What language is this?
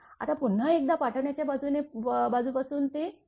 Marathi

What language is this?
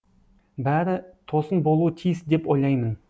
Kazakh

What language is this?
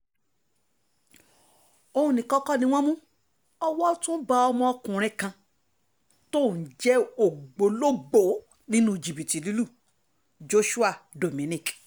Yoruba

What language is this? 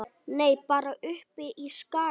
Icelandic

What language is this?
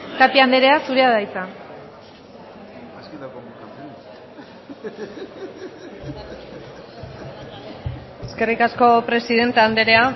Basque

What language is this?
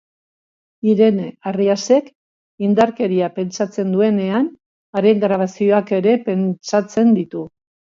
Basque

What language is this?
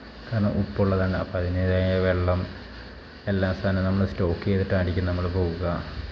Malayalam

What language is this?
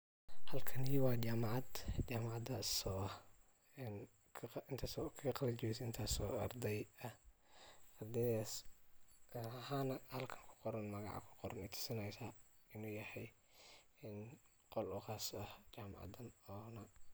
Somali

